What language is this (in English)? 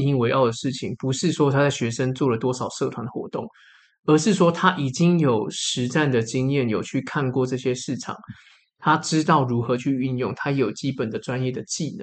Chinese